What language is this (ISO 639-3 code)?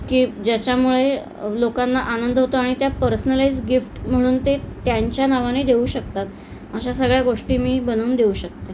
mar